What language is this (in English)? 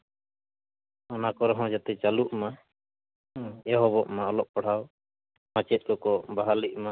Santali